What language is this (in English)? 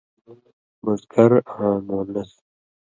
Indus Kohistani